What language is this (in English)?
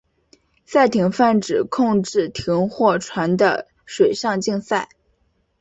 Chinese